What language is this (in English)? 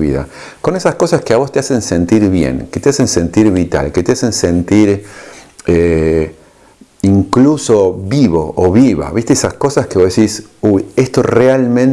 Spanish